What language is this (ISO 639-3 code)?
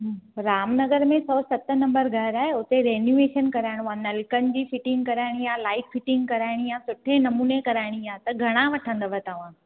snd